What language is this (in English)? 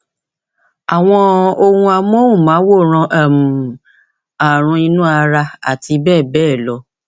Yoruba